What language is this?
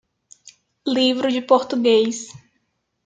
Portuguese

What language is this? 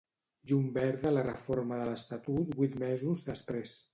Catalan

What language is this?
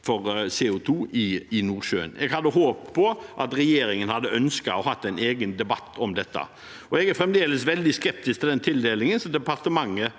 Norwegian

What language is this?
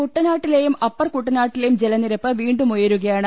Malayalam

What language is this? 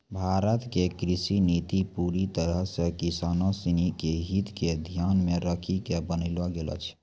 Maithili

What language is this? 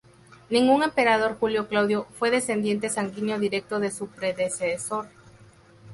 Spanish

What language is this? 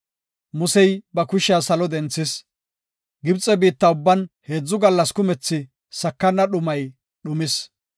Gofa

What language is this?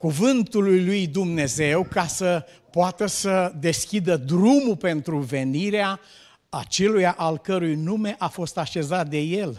Romanian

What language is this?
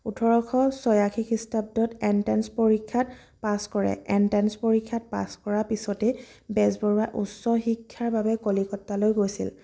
Assamese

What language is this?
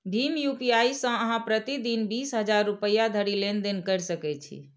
Maithili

